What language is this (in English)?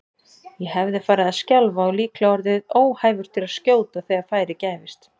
Icelandic